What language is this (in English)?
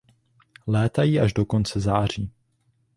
Czech